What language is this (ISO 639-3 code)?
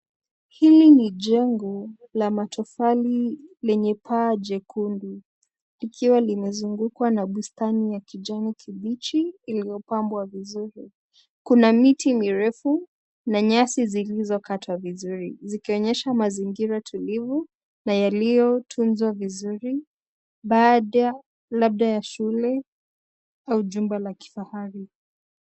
swa